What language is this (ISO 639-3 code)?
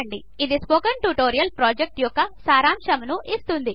tel